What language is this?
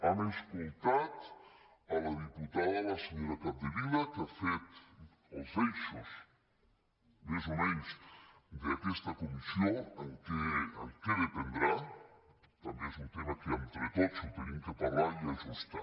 Catalan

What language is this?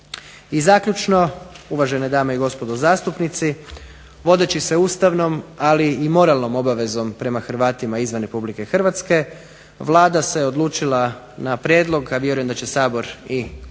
Croatian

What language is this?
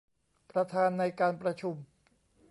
Thai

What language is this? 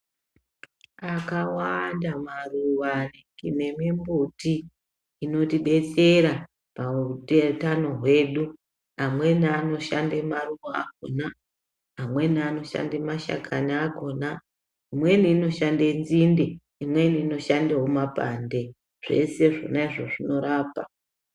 Ndau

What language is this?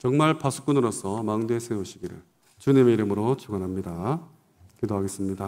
Korean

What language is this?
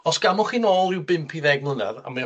Welsh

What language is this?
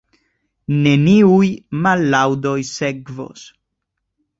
Esperanto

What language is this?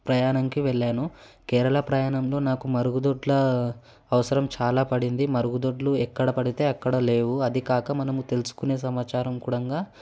Telugu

